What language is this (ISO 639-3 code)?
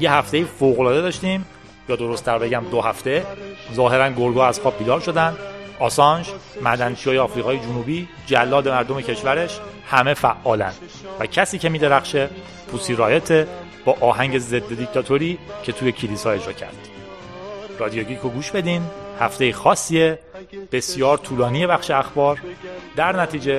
fas